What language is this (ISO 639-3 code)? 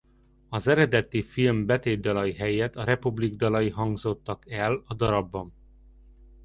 hun